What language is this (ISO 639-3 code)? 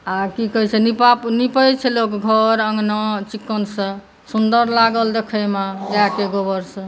mai